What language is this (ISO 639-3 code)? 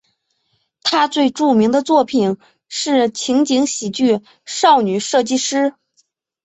zho